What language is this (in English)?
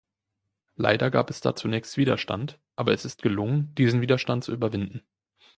German